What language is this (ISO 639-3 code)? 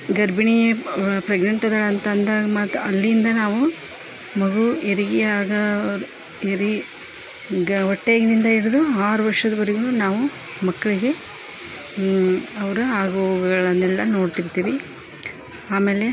kan